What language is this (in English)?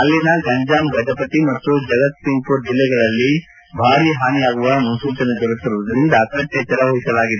Kannada